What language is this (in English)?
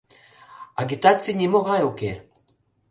Mari